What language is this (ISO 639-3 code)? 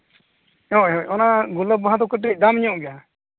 sat